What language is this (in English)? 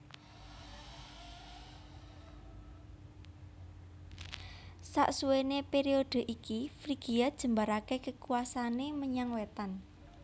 Javanese